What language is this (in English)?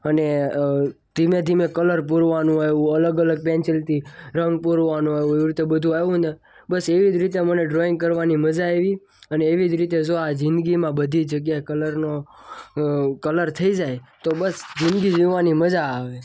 Gujarati